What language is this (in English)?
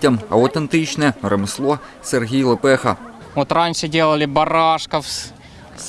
Ukrainian